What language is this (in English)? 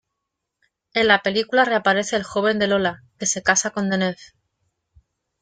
Spanish